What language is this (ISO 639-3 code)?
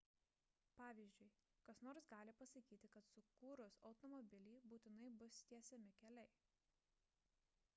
lit